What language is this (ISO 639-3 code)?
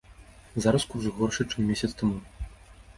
bel